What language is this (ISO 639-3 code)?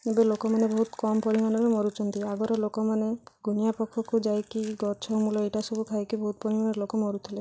ori